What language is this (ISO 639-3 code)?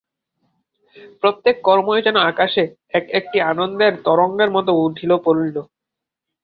ben